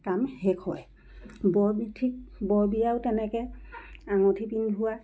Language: Assamese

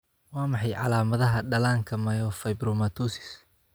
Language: Somali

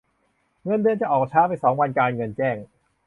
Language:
Thai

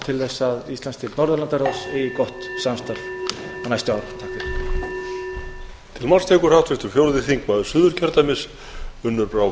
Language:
Icelandic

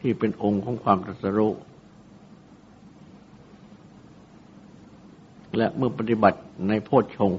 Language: Thai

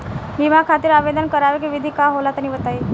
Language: Bhojpuri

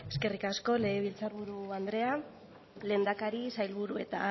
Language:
Basque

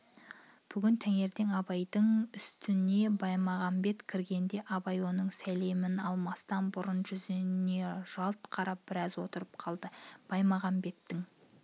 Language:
Kazakh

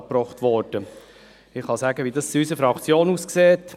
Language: Swiss German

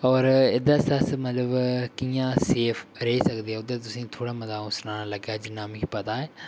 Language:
Dogri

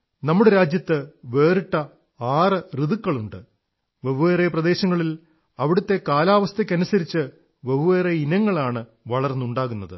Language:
Malayalam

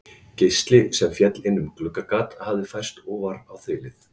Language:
Icelandic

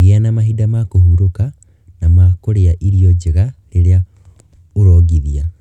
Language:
Kikuyu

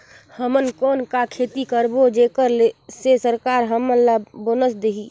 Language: Chhattisgarhi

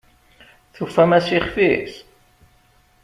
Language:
Kabyle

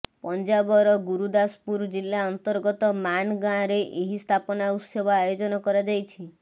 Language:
Odia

